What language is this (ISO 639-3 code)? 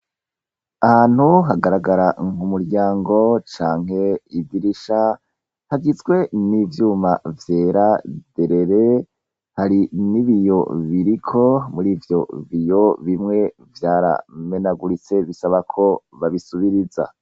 run